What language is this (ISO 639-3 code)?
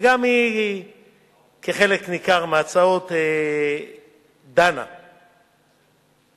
heb